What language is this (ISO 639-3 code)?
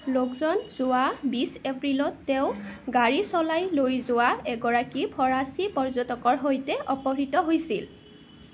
asm